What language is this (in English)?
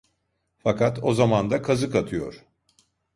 Turkish